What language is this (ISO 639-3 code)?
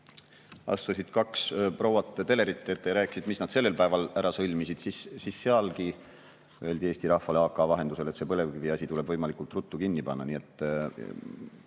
est